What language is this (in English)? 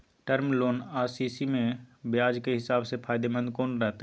Maithili